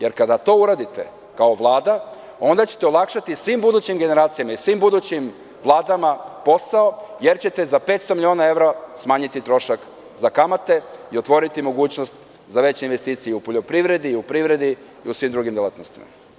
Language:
Serbian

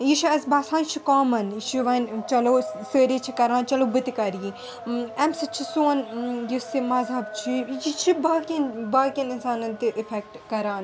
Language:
Kashmiri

